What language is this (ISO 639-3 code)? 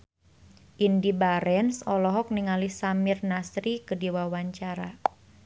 sun